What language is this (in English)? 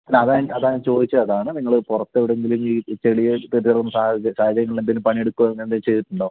Malayalam